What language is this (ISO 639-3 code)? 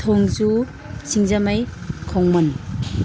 mni